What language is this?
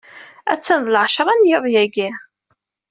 Kabyle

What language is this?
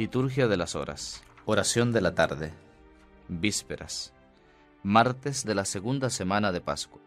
Spanish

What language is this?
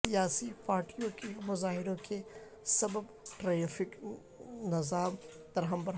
Urdu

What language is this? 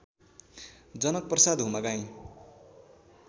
Nepali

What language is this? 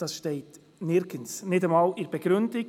Swiss German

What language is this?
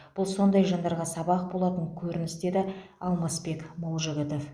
Kazakh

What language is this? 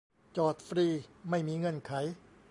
Thai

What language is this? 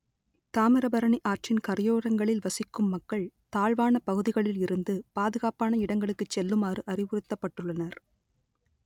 Tamil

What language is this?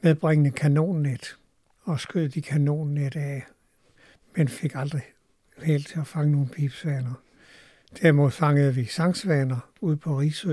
Danish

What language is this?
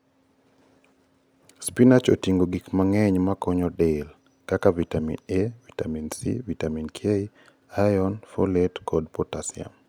Luo (Kenya and Tanzania)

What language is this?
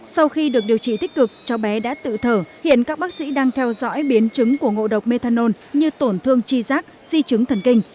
Vietnamese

